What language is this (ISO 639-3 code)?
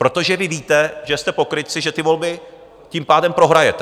ces